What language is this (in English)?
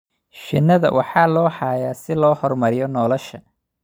Somali